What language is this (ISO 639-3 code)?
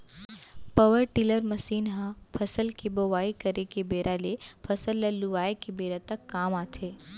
hne